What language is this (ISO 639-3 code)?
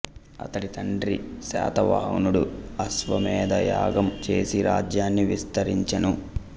tel